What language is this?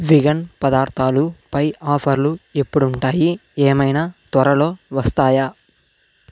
Telugu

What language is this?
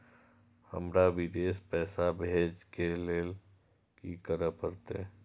Maithili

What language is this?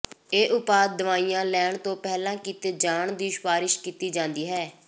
Punjabi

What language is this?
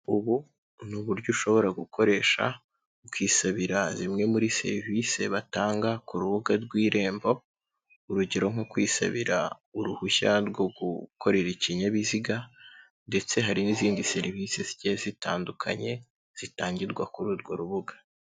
Kinyarwanda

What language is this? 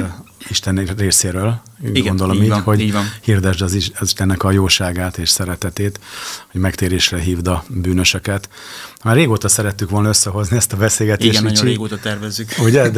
Hungarian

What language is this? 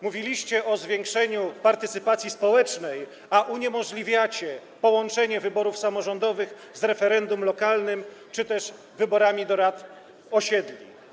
Polish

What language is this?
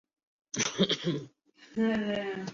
Urdu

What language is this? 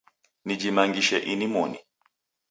Taita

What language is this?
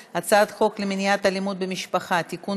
Hebrew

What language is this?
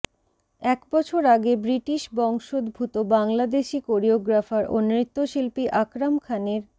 Bangla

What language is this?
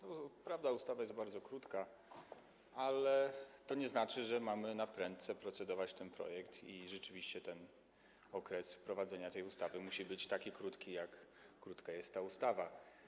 Polish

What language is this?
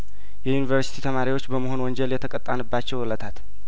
Amharic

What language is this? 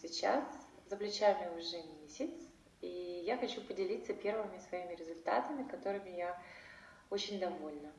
Russian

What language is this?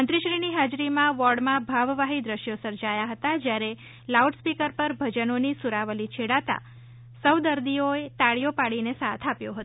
Gujarati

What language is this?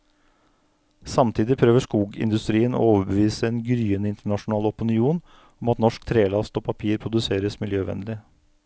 Norwegian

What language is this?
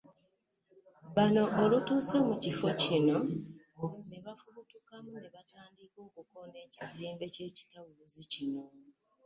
Ganda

